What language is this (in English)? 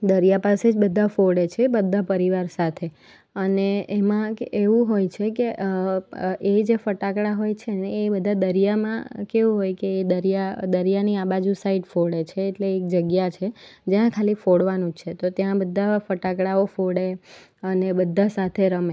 Gujarati